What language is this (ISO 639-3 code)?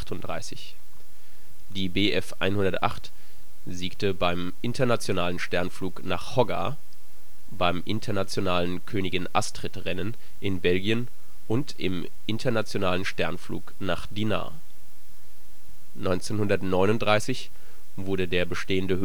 deu